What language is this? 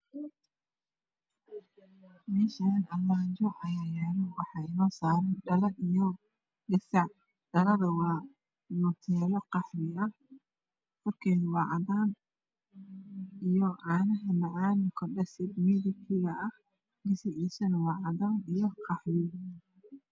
Somali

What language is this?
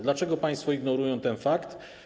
Polish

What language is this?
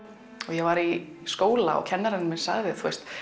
Icelandic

